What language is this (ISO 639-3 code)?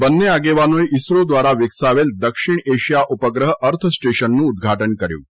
guj